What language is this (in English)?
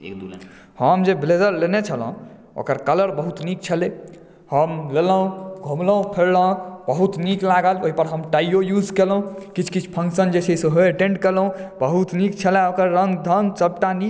Maithili